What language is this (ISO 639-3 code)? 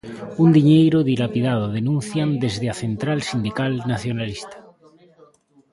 glg